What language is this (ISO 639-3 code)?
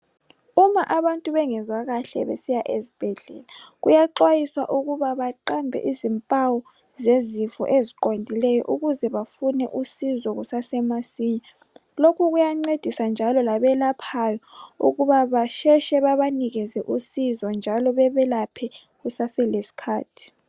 nde